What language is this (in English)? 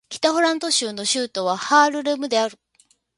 Japanese